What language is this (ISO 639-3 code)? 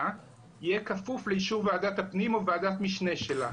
heb